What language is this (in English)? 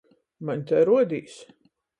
Latgalian